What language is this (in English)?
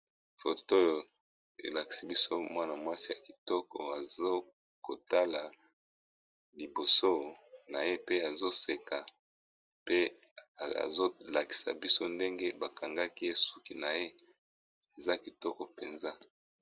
Lingala